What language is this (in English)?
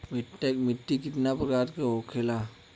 Bhojpuri